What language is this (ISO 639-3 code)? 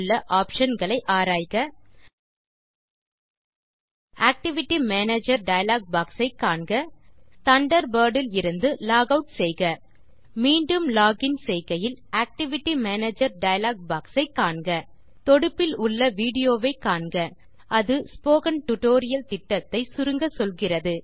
tam